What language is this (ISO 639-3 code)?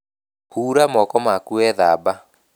kik